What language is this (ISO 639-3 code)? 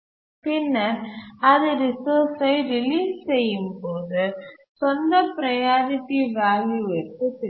tam